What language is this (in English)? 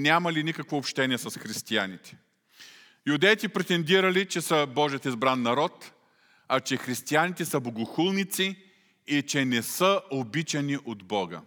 Bulgarian